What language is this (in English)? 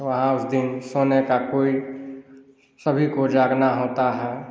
Hindi